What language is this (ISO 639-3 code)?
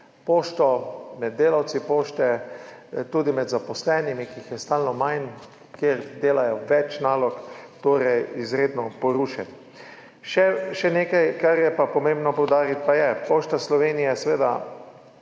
slv